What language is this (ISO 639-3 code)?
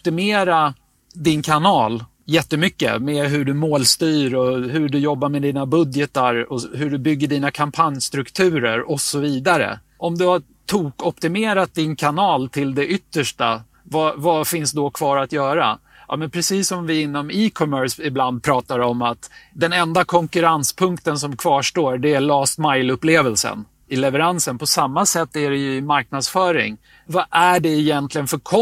swe